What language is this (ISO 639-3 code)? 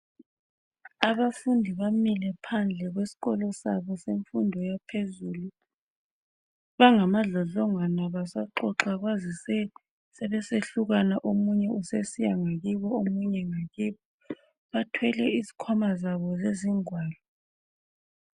nde